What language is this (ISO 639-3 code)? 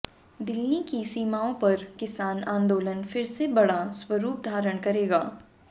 hin